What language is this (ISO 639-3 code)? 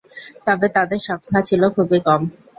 ben